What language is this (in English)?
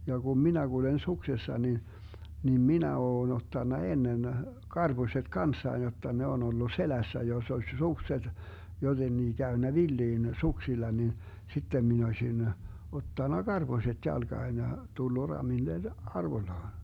Finnish